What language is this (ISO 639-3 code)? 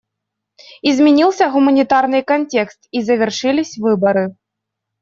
rus